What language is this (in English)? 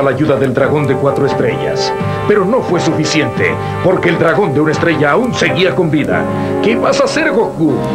Spanish